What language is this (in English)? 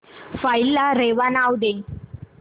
Marathi